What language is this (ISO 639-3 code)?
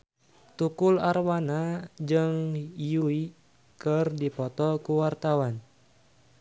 sun